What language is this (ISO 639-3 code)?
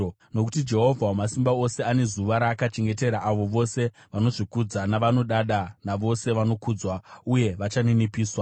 sna